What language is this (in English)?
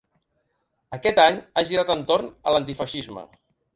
Catalan